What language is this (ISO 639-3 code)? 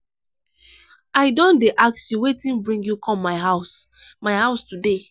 pcm